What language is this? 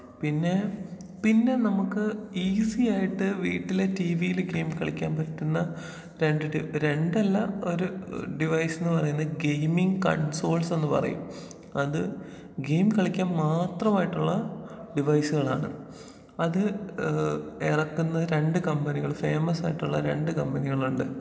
Malayalam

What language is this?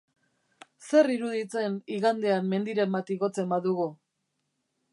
Basque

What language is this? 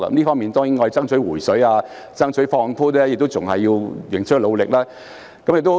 Cantonese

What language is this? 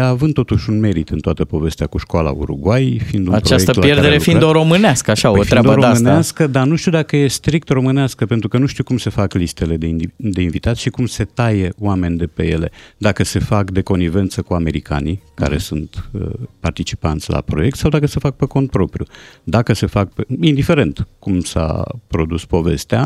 Romanian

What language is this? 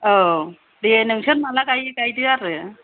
Bodo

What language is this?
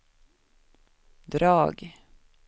Swedish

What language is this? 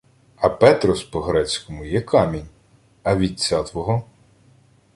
Ukrainian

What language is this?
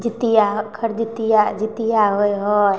Maithili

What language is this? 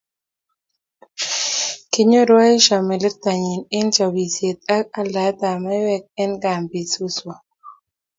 Kalenjin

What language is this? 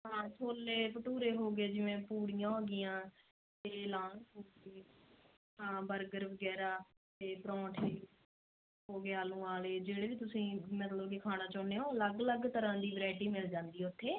Punjabi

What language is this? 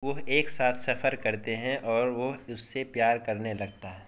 Urdu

